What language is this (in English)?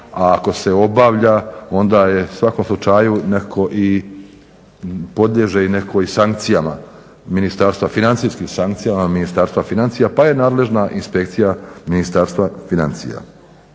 Croatian